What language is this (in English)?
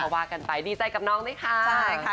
Thai